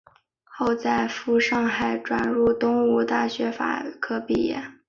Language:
Chinese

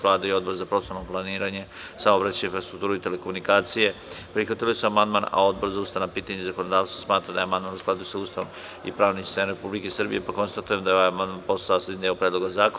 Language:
Serbian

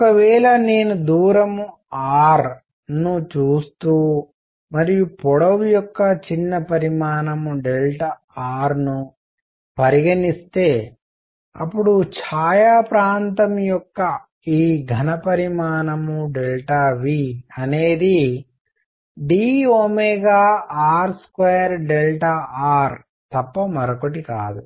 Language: Telugu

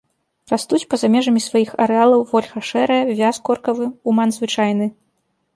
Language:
Belarusian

